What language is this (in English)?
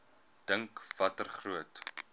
Afrikaans